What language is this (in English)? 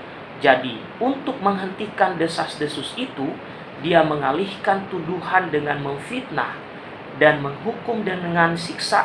Indonesian